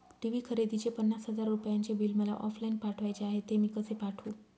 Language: Marathi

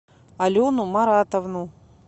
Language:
Russian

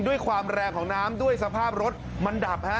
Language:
Thai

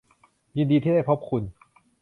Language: Thai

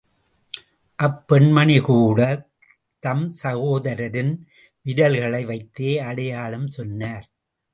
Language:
Tamil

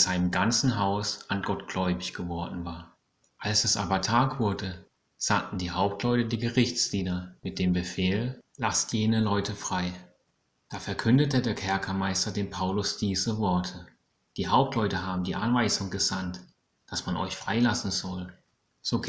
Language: German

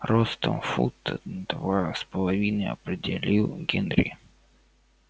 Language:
Russian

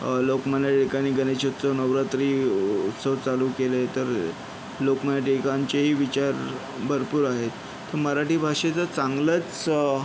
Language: Marathi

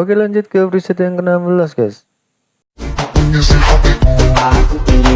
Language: Indonesian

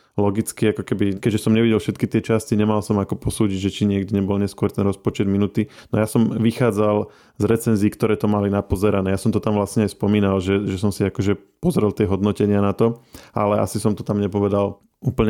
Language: Slovak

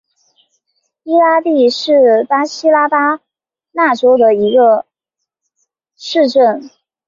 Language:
Chinese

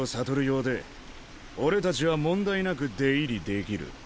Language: Japanese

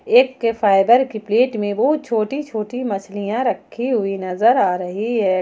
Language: Hindi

